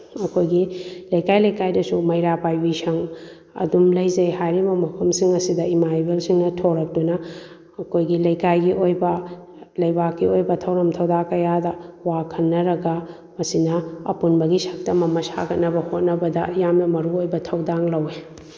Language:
Manipuri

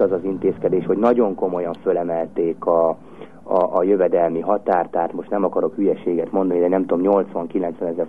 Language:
Hungarian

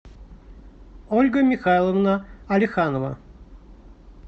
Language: Russian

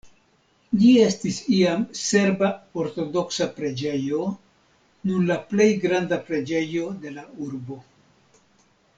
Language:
Esperanto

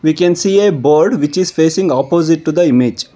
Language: English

